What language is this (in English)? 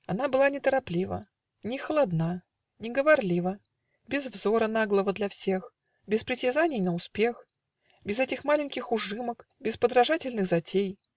Russian